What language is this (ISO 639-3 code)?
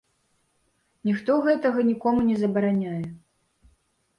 bel